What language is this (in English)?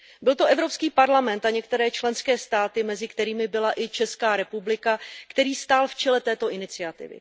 Czech